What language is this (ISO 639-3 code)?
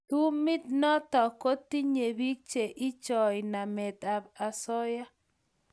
kln